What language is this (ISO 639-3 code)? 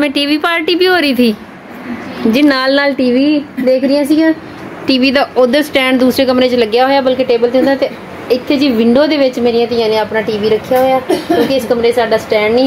pan